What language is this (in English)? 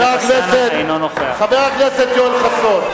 Hebrew